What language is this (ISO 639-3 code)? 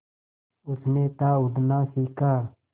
hin